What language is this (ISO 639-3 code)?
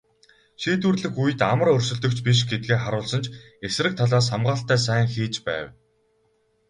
mon